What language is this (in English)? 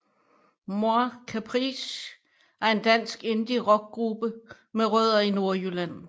Danish